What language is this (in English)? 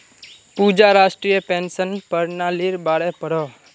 Magahi